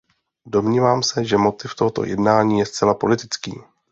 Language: Czech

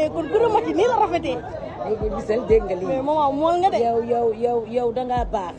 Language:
Arabic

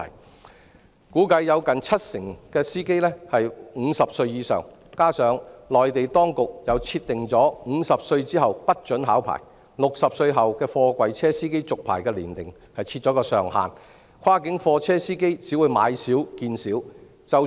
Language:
Cantonese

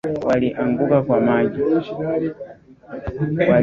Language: Swahili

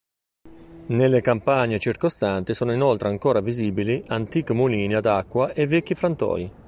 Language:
Italian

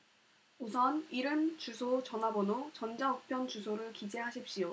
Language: Korean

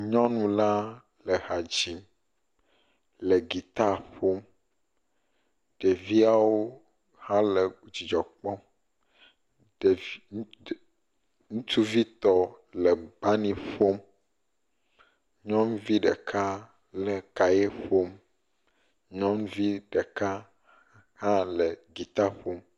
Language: Ewe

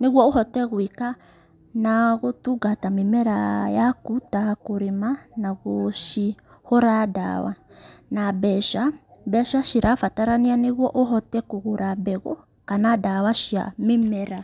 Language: Kikuyu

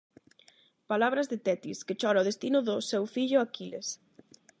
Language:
Galician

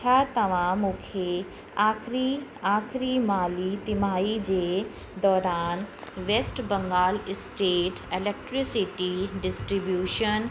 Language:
Sindhi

